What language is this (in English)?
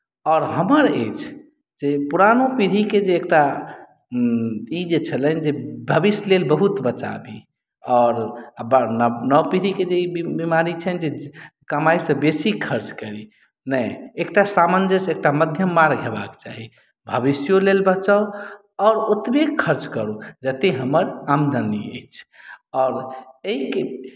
Maithili